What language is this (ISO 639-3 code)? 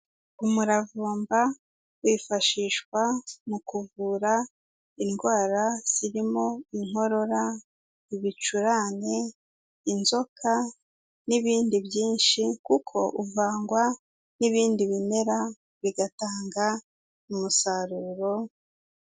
kin